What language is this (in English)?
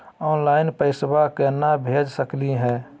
Magahi